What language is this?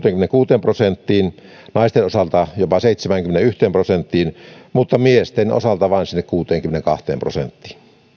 Finnish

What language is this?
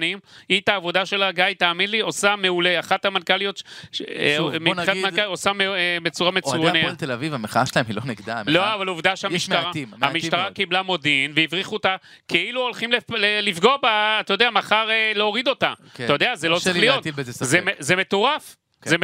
Hebrew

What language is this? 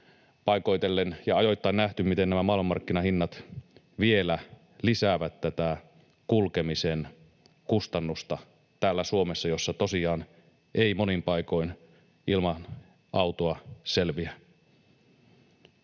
Finnish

